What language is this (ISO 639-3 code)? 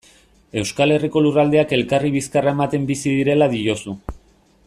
eus